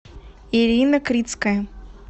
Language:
Russian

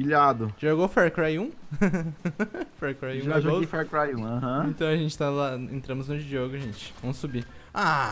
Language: Portuguese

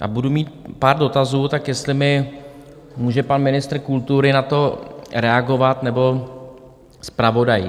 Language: Czech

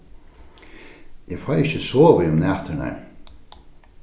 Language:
Faroese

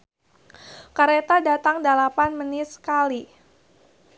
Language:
Sundanese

